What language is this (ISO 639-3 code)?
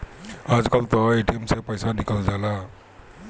bho